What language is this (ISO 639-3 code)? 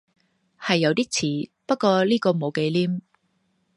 yue